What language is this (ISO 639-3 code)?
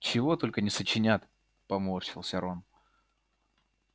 rus